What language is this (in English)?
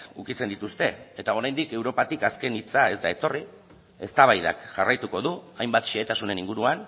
Basque